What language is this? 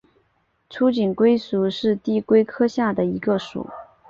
Chinese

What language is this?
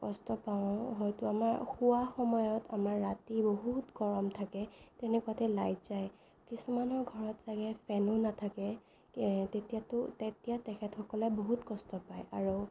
Assamese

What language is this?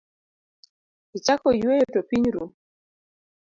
Luo (Kenya and Tanzania)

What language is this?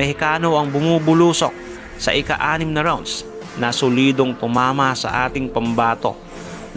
Filipino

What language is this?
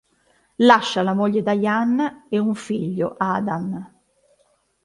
Italian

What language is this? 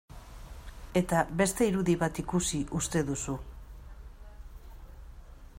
Basque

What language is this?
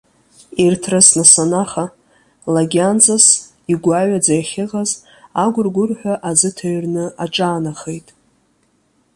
Abkhazian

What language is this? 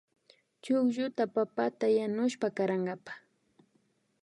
Imbabura Highland Quichua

